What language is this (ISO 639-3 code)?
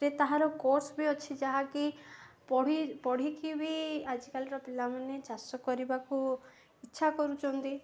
ori